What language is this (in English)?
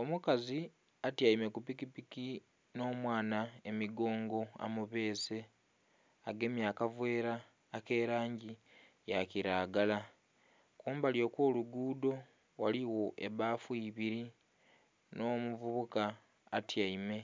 Soga